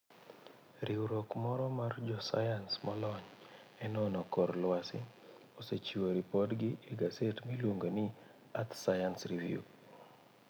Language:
Luo (Kenya and Tanzania)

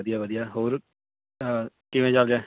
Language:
Punjabi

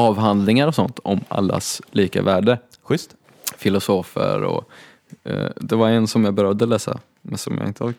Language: Swedish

